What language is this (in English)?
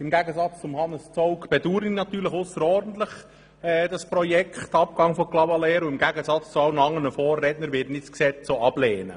Swiss German